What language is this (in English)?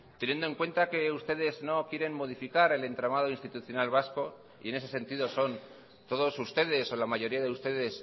Spanish